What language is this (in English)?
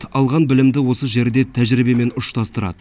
Kazakh